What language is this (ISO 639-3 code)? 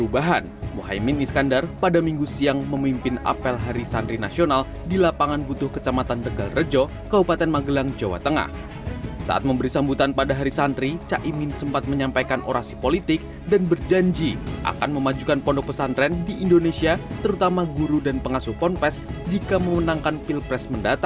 ind